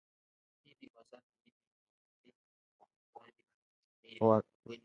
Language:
Swahili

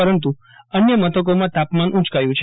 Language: Gujarati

